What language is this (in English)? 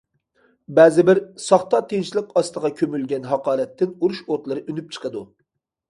Uyghur